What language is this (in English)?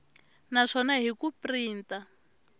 Tsonga